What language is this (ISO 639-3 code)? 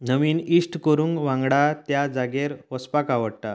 kok